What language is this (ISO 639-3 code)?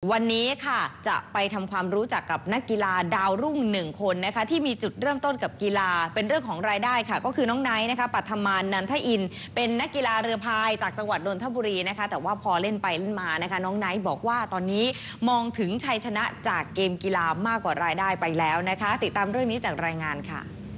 tha